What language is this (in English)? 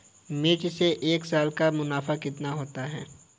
Hindi